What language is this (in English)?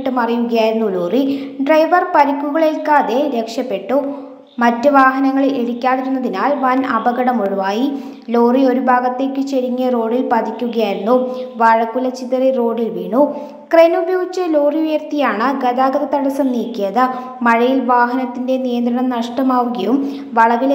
Malayalam